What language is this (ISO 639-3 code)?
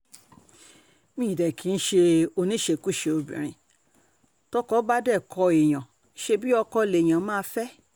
yor